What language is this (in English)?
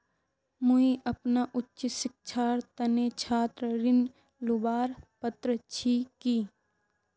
Magahi